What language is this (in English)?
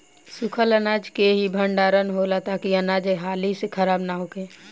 Bhojpuri